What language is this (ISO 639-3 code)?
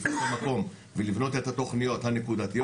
heb